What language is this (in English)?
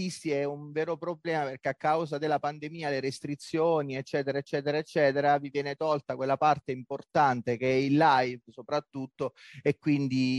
Italian